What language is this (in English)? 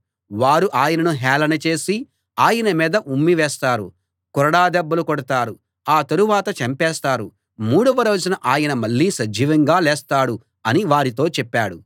Telugu